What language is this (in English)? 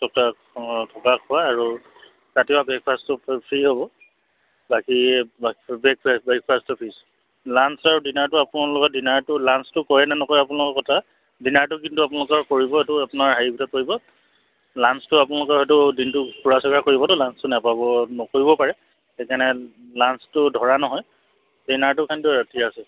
Assamese